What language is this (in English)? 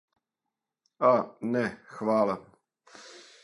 Serbian